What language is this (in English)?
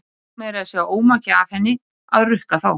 Icelandic